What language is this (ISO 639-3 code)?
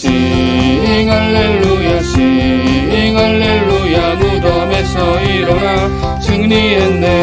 kor